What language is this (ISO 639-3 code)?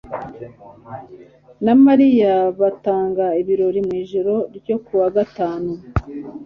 kin